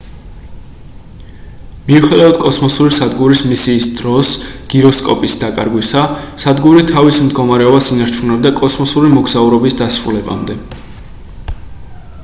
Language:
Georgian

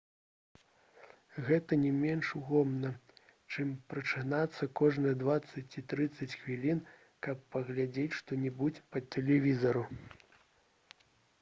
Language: Belarusian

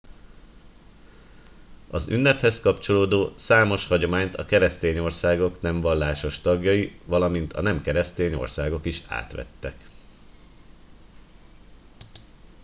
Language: Hungarian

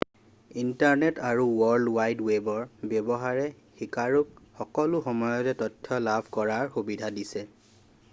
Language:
Assamese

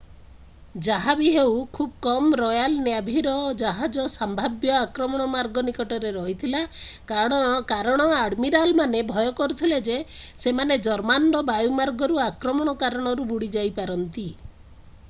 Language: Odia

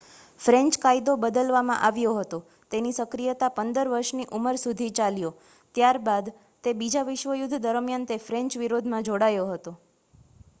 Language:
Gujarati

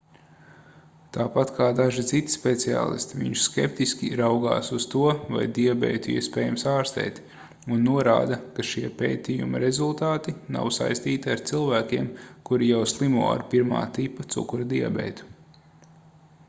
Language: Latvian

